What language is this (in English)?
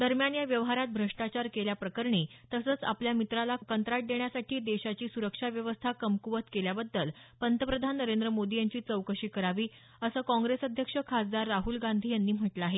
Marathi